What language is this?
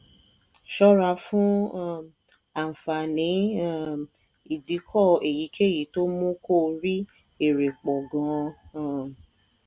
Yoruba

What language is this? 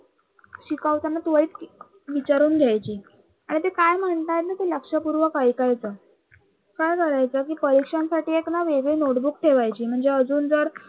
Marathi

